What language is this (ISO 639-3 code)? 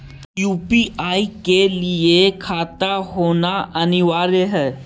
mag